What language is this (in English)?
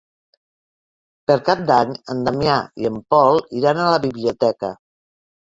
Catalan